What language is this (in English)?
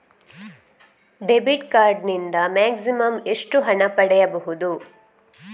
Kannada